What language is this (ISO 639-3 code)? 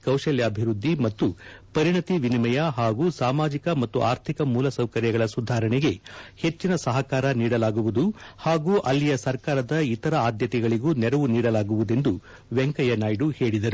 kan